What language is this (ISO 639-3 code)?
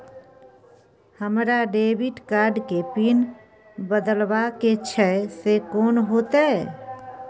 mai